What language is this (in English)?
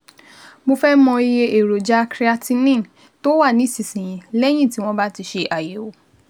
Yoruba